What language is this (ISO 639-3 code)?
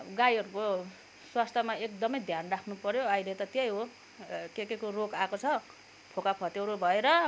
nep